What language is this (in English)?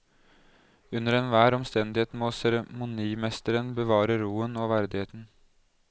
Norwegian